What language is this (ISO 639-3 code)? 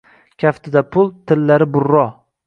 uzb